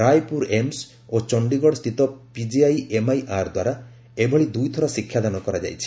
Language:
Odia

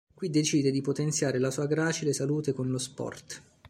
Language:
Italian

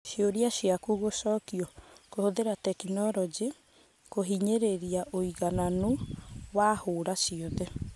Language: Kikuyu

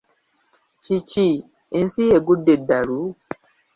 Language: Ganda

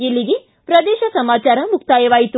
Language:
Kannada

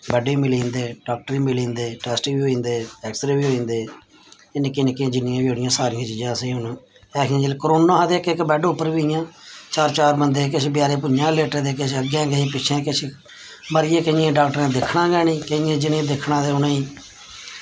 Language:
Dogri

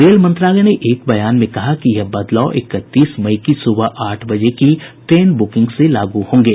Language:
Hindi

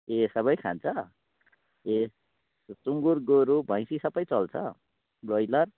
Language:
Nepali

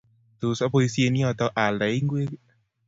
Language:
Kalenjin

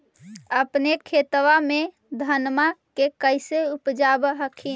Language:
Magahi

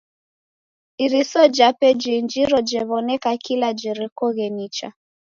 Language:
Taita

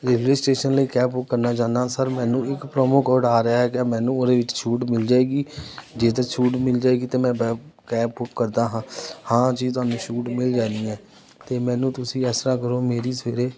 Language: Punjabi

